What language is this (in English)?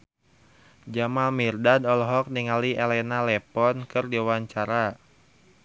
Sundanese